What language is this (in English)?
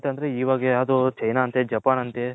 Kannada